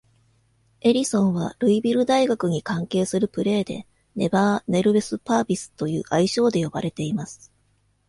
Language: Japanese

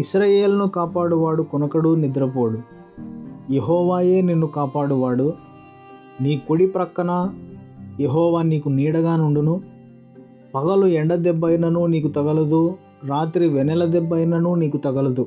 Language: Telugu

